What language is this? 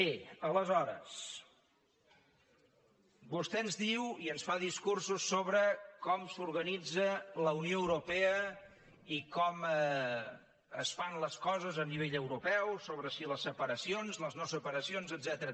Catalan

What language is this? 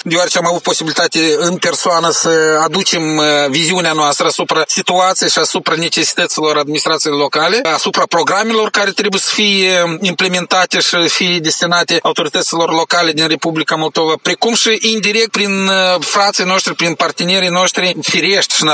Romanian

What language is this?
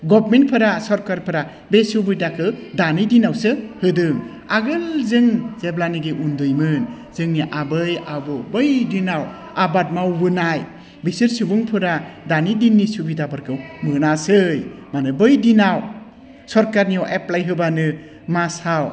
Bodo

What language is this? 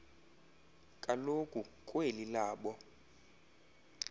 Xhosa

